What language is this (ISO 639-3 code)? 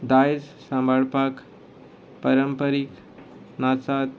kok